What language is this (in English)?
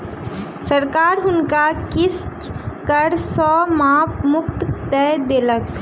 Maithili